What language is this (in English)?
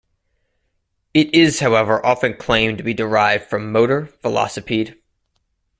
English